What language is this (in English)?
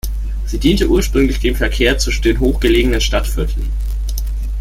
German